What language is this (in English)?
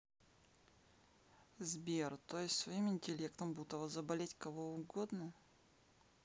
Russian